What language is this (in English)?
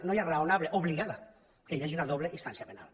Catalan